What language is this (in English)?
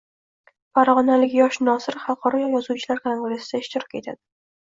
Uzbek